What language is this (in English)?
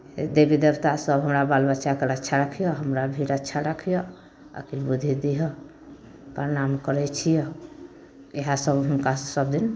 Maithili